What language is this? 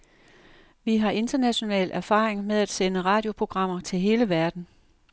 Danish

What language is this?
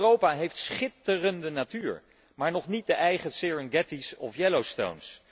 Dutch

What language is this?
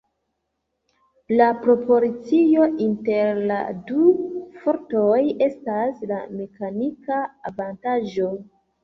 Esperanto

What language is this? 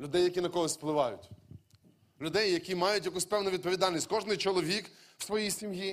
Ukrainian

